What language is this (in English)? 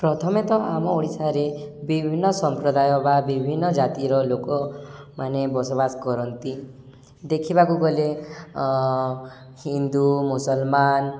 Odia